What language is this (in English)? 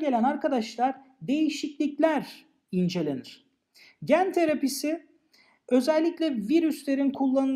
Turkish